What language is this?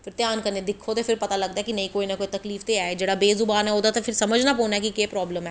Dogri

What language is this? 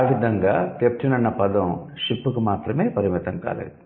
Telugu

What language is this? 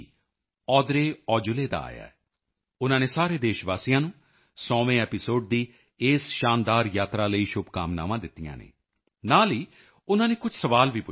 Punjabi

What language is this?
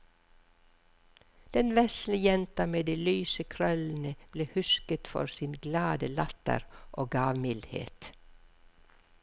Norwegian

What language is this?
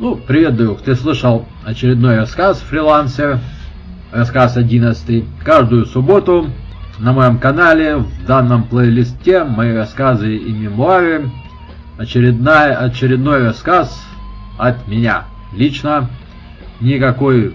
Russian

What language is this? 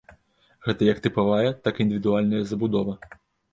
Belarusian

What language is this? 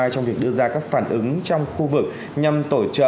Vietnamese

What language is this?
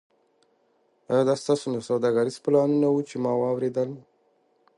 Pashto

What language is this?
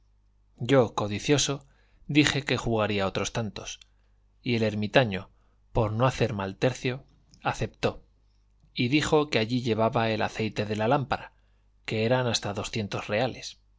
Spanish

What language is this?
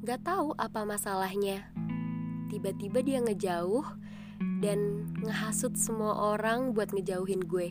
Indonesian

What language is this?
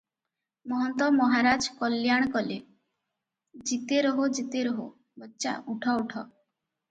Odia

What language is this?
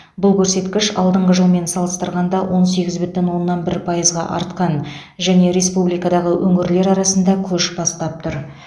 Kazakh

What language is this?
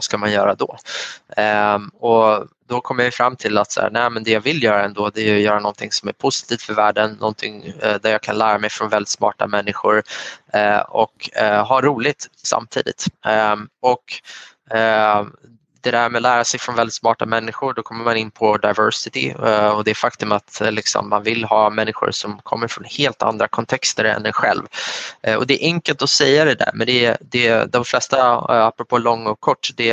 Swedish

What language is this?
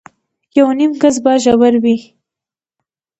Pashto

